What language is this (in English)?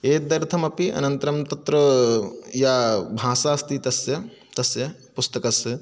Sanskrit